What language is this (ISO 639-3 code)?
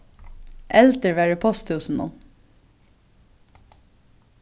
fao